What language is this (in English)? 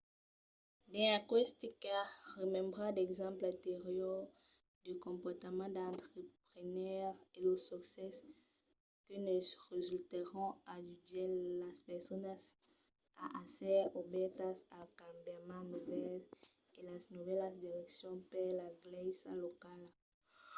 Occitan